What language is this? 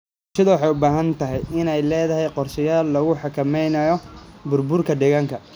Somali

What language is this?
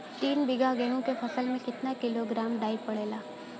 Bhojpuri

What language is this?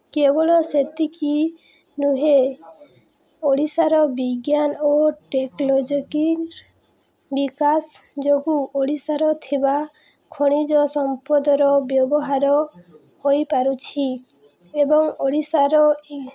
Odia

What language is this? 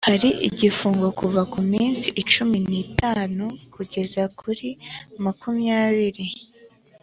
Kinyarwanda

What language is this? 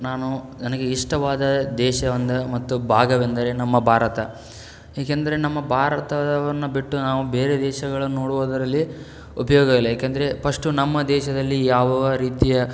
Kannada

